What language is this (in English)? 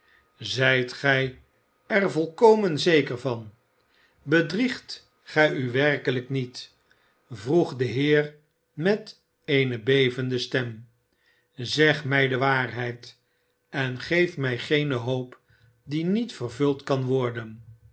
Dutch